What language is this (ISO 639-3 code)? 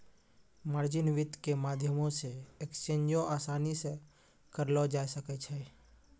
mai